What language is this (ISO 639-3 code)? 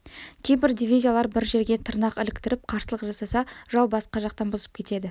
kaz